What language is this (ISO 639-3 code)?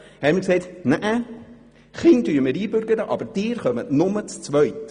gsw